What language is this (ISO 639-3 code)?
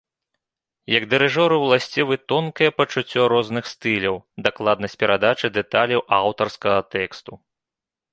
bel